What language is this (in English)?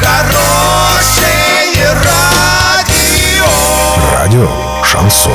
Russian